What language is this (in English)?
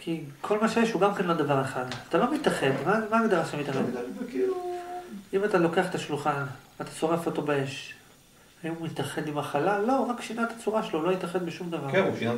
Hebrew